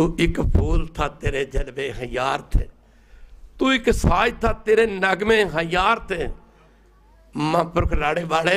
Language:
Arabic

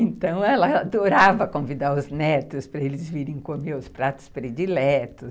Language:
Portuguese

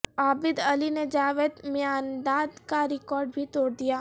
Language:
Urdu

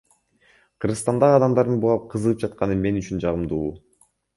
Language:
Kyrgyz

